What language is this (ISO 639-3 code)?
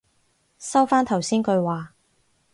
yue